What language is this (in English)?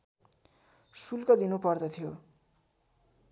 Nepali